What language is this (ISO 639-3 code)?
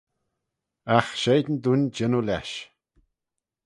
glv